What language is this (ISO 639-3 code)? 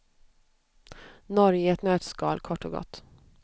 swe